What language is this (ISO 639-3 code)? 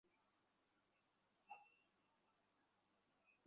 ben